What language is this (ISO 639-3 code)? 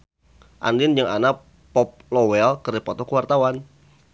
sun